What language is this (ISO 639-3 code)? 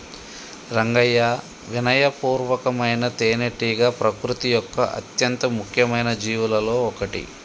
tel